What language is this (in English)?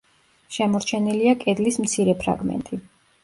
Georgian